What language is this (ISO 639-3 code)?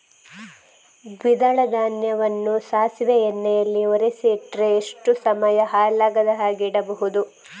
kan